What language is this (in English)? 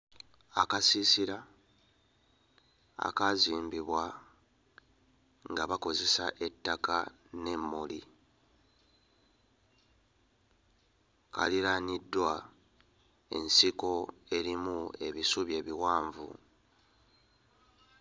Ganda